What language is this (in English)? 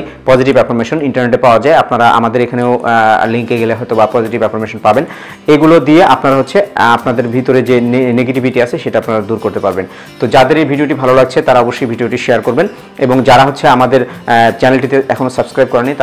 Hindi